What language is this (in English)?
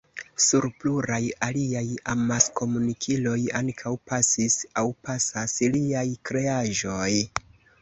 Esperanto